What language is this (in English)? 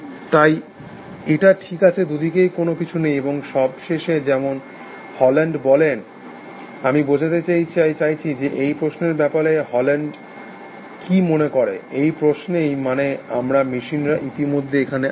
Bangla